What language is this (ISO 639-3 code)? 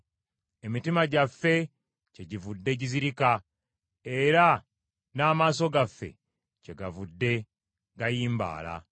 lug